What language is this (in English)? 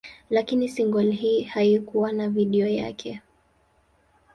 Swahili